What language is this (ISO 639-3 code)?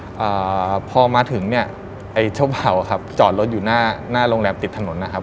tha